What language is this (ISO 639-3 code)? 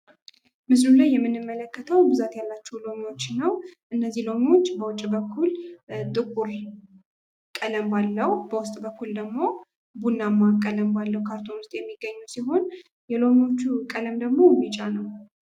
amh